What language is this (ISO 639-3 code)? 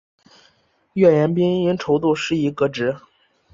zho